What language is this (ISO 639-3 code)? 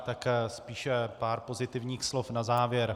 ces